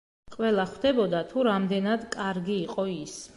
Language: Georgian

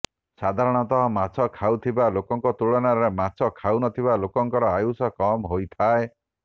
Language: Odia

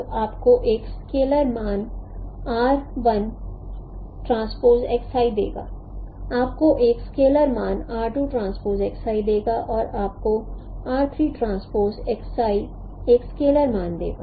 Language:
Hindi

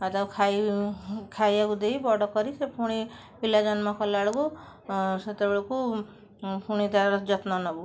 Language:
Odia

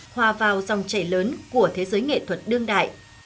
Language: Vietnamese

